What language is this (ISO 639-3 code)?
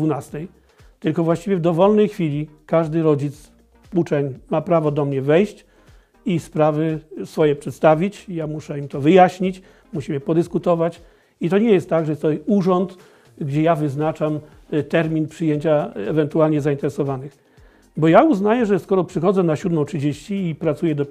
pol